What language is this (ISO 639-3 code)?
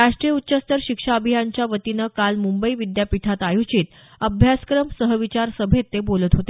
mar